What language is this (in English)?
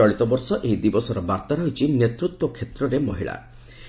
Odia